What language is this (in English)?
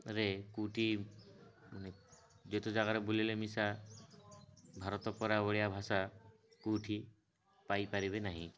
Odia